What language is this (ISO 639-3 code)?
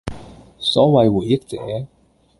yue